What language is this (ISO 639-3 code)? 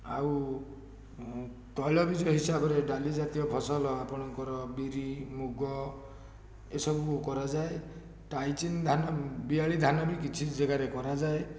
ori